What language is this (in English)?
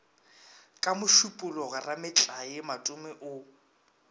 Northern Sotho